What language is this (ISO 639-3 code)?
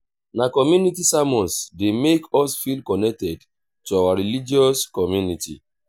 pcm